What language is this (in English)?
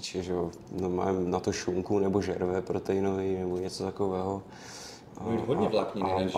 Czech